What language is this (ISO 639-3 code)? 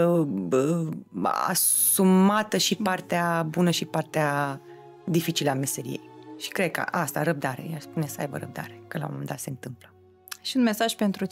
ron